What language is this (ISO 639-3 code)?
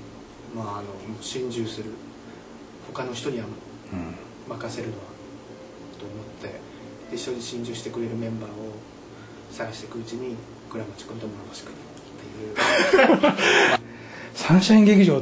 jpn